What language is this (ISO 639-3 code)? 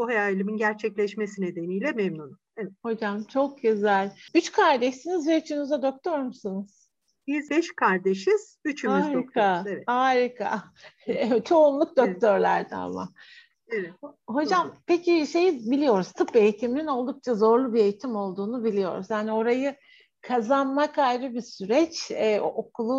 tur